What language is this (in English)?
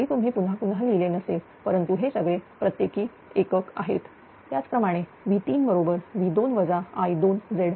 Marathi